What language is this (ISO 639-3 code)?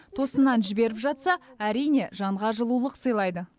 kaz